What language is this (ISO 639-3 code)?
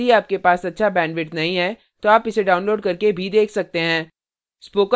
hin